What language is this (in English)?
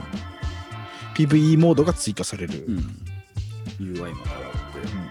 Japanese